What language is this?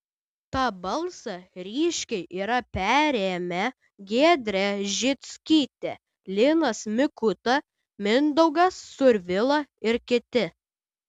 Lithuanian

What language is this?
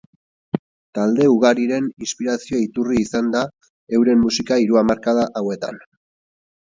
Basque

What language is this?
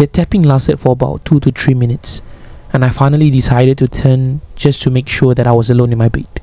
Malay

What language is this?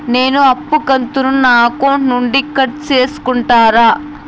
Telugu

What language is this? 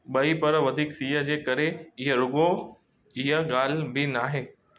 Sindhi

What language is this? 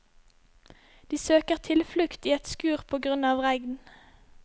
Norwegian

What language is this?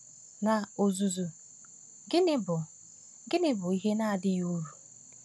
Igbo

